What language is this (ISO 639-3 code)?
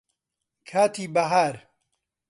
ckb